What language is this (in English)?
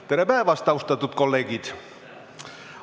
Estonian